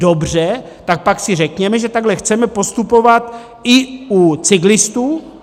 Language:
Czech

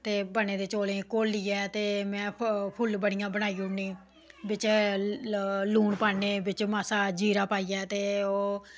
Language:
Dogri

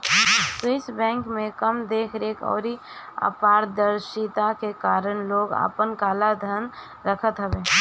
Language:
Bhojpuri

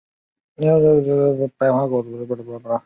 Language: Chinese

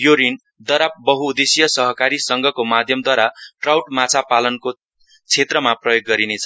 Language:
Nepali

